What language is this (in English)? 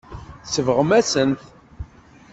Kabyle